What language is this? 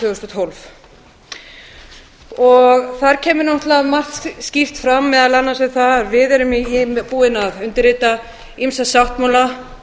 Icelandic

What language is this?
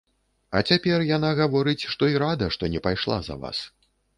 Belarusian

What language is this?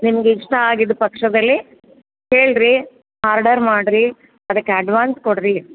Kannada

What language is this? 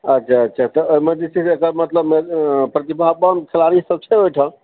Maithili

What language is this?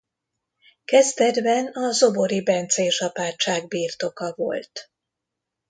Hungarian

